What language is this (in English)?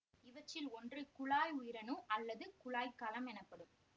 Tamil